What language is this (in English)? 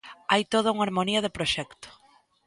Galician